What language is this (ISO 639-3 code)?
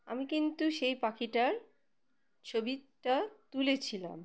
ben